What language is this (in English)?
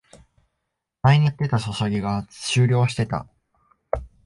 Japanese